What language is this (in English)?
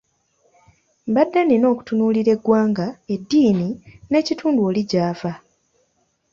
Ganda